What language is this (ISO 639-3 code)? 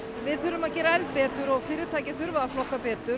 isl